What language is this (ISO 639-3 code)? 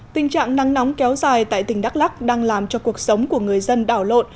vie